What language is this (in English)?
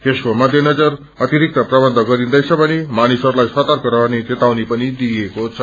Nepali